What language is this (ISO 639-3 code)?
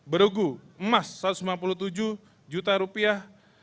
ind